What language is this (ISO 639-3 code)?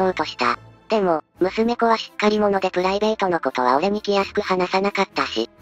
jpn